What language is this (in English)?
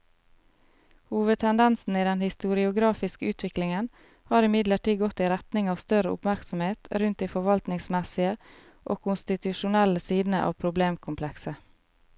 Norwegian